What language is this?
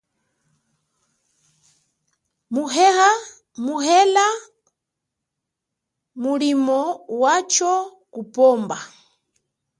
Chokwe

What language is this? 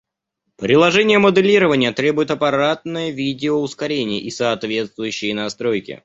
Russian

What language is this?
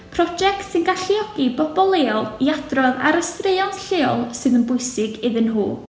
Welsh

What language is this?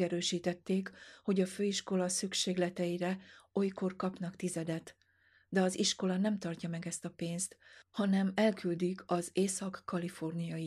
Hungarian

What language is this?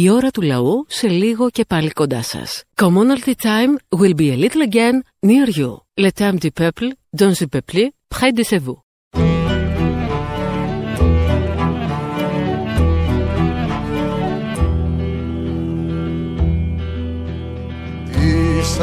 Greek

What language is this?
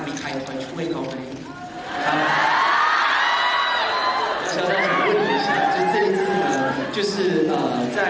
Thai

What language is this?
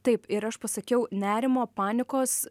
Lithuanian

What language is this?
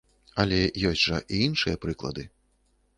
Belarusian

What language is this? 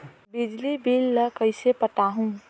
Chhattisgarhi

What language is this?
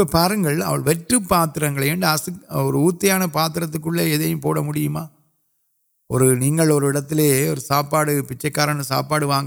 Urdu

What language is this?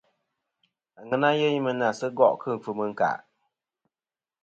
Kom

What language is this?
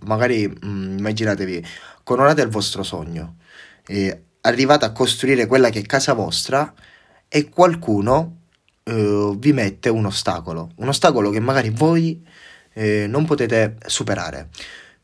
Italian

